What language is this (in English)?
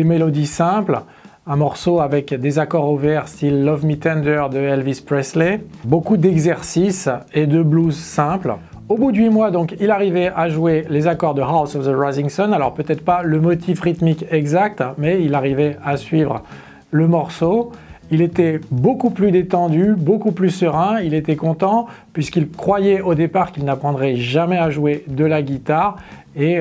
French